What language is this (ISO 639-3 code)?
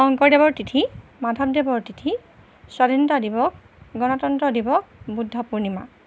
asm